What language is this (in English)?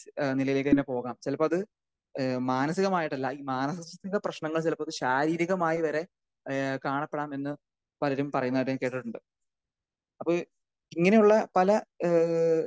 Malayalam